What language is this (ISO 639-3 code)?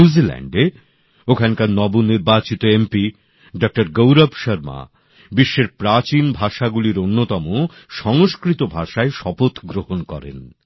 ben